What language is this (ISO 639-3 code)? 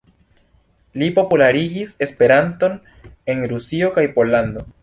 epo